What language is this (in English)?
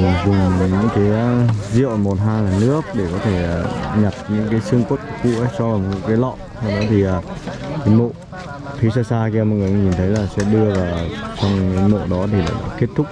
Vietnamese